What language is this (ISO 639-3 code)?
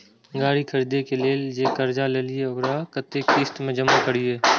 mai